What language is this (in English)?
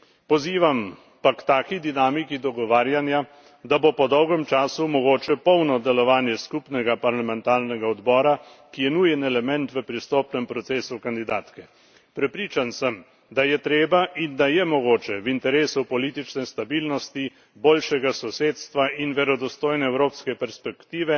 Slovenian